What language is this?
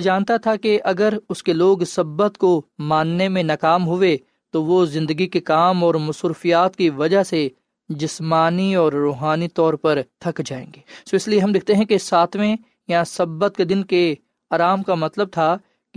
Urdu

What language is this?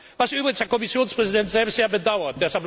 German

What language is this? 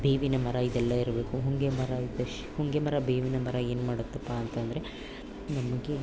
Kannada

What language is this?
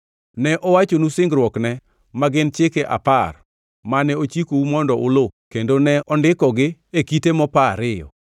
Luo (Kenya and Tanzania)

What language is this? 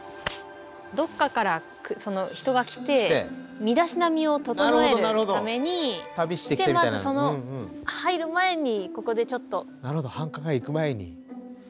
Japanese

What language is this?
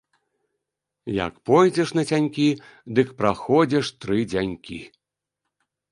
Belarusian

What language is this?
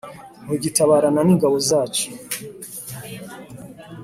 Kinyarwanda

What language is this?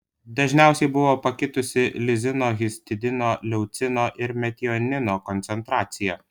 Lithuanian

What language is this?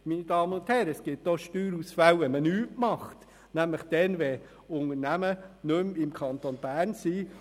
Swiss German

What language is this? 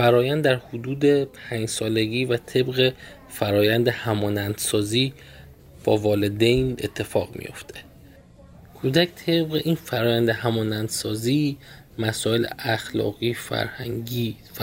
Persian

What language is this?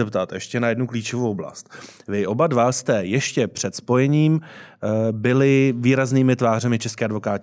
Czech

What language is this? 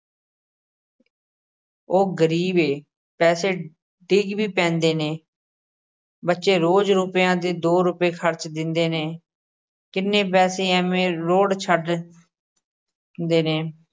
Punjabi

